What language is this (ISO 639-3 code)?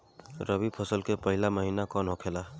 bho